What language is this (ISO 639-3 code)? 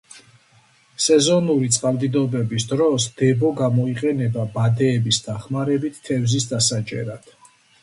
kat